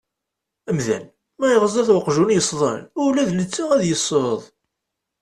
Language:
Kabyle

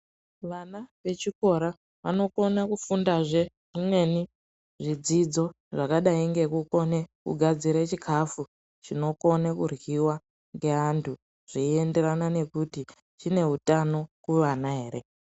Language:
Ndau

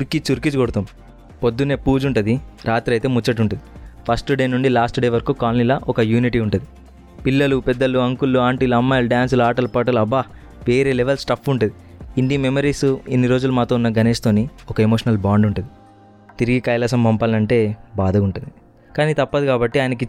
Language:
Telugu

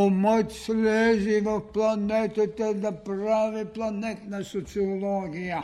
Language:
Bulgarian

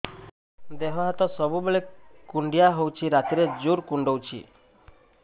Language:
Odia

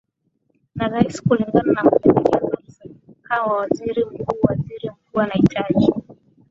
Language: Swahili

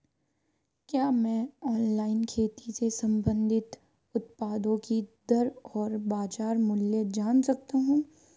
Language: Hindi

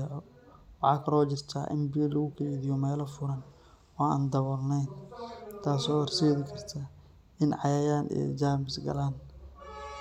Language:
Somali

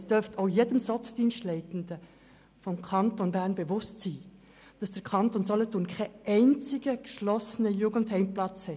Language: Swiss German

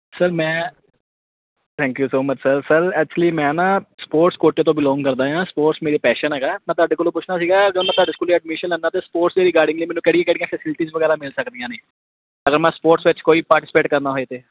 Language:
Punjabi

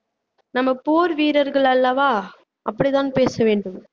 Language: Tamil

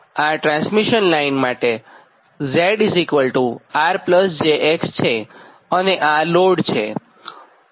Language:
Gujarati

